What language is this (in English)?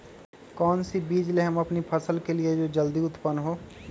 Magahi